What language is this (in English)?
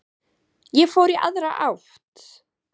Icelandic